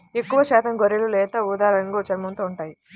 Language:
Telugu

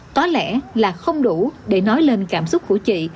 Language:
Vietnamese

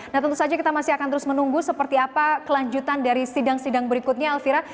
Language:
Indonesian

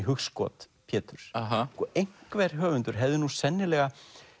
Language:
Icelandic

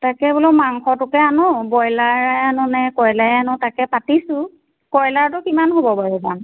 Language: Assamese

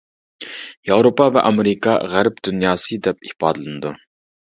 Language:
Uyghur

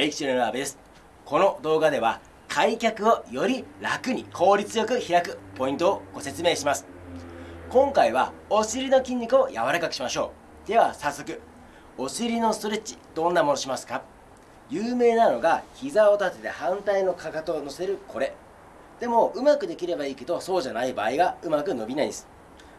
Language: Japanese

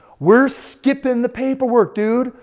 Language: English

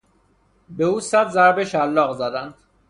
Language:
Persian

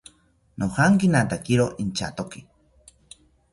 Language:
South Ucayali Ashéninka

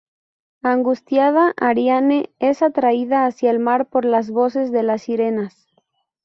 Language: Spanish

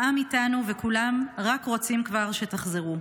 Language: Hebrew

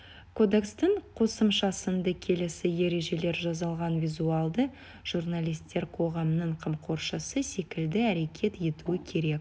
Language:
Kazakh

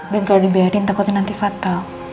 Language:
Indonesian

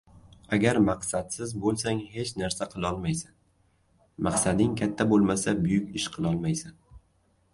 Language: Uzbek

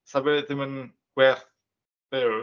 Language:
Welsh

